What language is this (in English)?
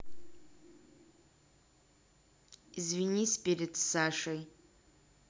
Russian